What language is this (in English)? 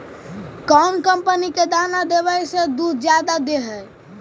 Magahi